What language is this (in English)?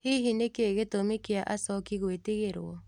Kikuyu